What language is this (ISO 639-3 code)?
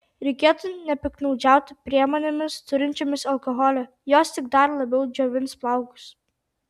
lit